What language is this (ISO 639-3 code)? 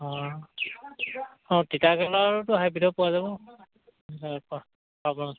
asm